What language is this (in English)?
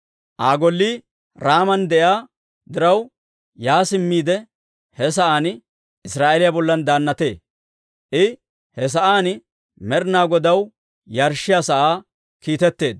Dawro